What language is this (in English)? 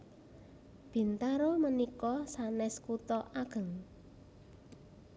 Javanese